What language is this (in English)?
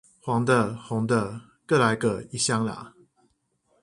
Chinese